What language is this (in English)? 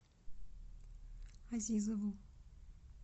Russian